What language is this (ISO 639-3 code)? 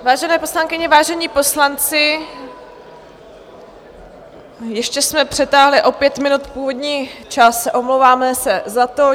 ces